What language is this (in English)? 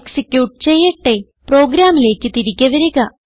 Malayalam